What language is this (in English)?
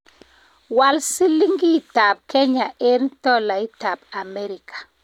Kalenjin